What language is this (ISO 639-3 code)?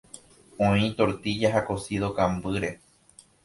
grn